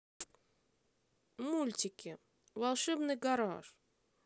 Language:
Russian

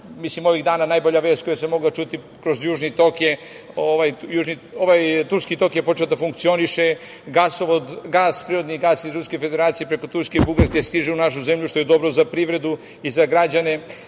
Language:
Serbian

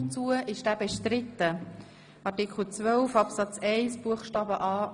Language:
Swiss German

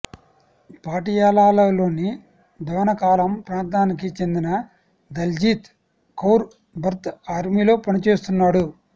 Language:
Telugu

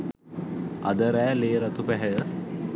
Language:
Sinhala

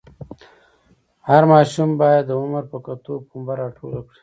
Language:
Pashto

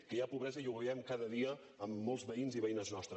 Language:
Catalan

